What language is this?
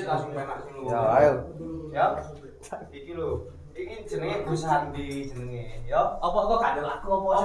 Indonesian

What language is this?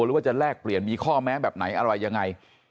Thai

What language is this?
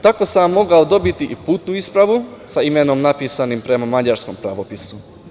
Serbian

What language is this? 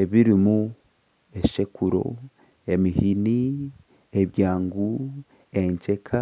Nyankole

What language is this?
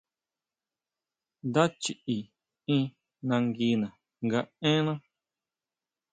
Huautla Mazatec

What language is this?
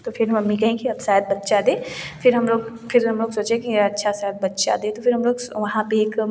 Hindi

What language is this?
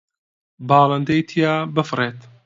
Central Kurdish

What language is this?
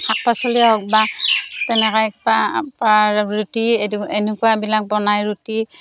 Assamese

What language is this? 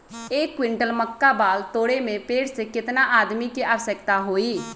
Magahi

